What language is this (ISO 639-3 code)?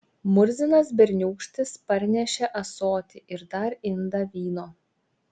lit